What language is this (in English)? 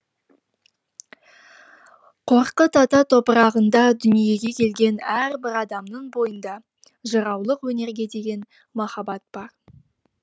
Kazakh